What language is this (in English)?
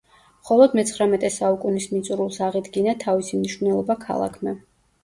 Georgian